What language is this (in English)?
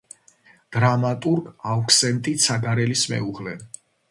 Georgian